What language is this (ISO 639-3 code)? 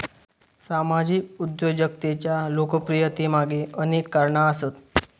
mar